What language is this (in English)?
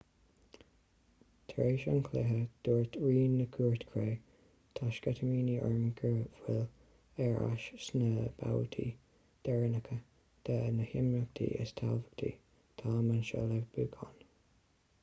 Irish